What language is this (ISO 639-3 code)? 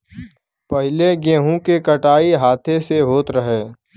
bho